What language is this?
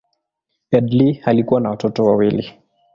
Swahili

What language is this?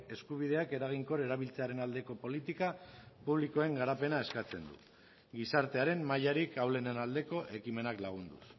Basque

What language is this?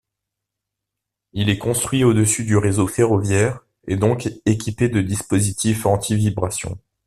French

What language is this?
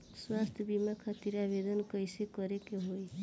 Bhojpuri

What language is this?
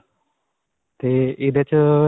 Punjabi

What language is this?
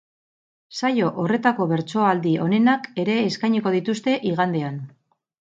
Basque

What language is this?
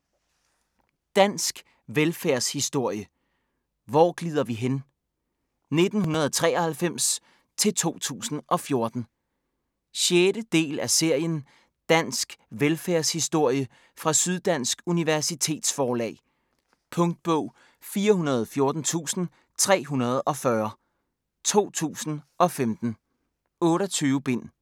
Danish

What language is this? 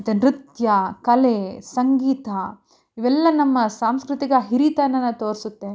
Kannada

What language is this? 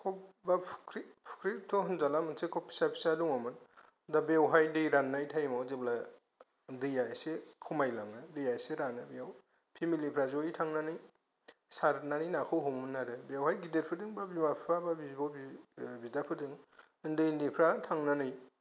Bodo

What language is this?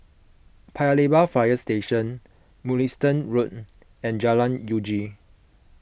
English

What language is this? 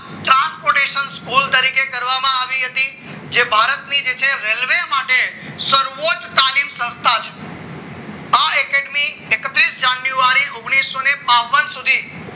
Gujarati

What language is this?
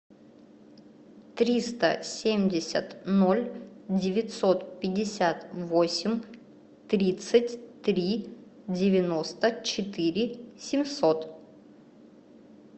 Russian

